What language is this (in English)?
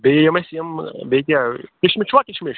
Kashmiri